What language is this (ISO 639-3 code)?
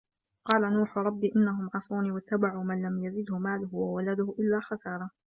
ara